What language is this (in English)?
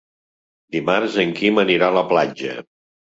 Catalan